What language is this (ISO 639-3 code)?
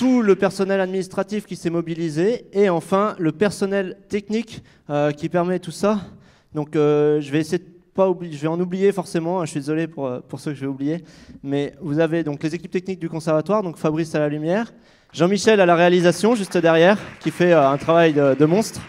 fra